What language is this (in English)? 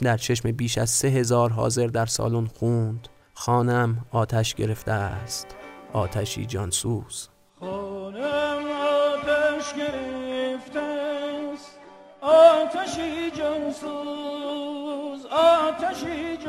Persian